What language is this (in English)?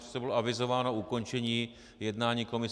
Czech